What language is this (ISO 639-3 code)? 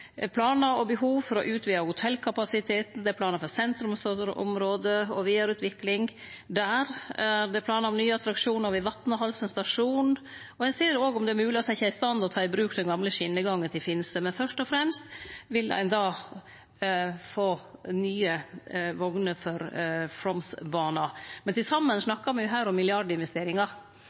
nno